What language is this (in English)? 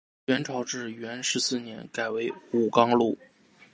Chinese